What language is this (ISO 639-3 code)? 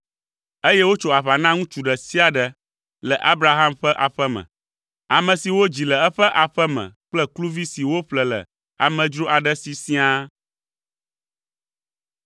ewe